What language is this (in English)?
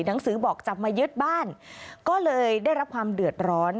Thai